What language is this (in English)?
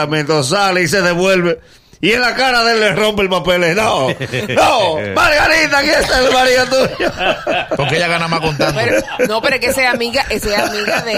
Spanish